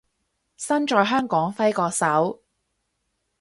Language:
Cantonese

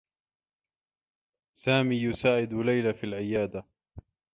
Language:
Arabic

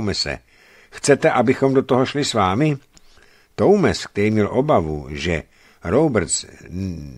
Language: Czech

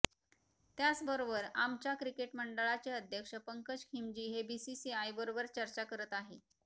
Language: Marathi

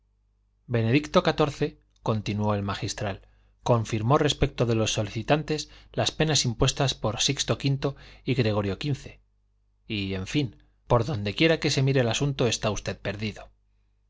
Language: Spanish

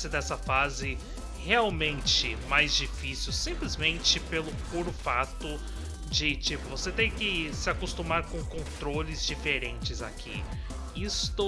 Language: Portuguese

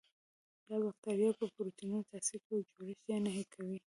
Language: Pashto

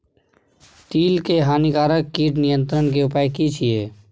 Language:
Maithili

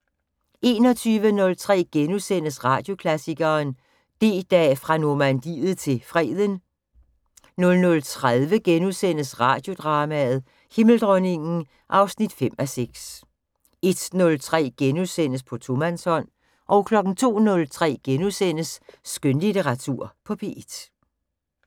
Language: Danish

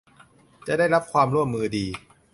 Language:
Thai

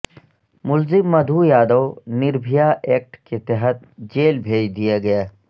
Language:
Urdu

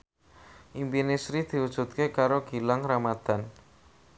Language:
Javanese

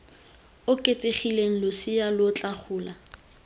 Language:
Tswana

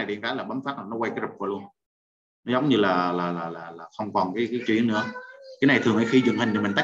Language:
Vietnamese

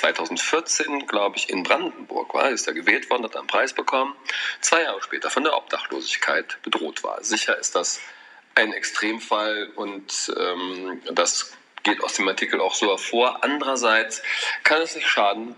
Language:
German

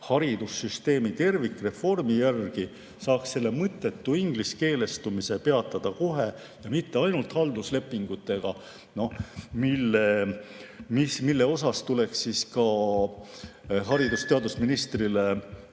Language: Estonian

